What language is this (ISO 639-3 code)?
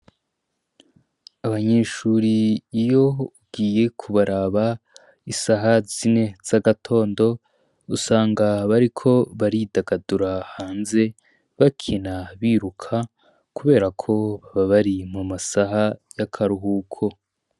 run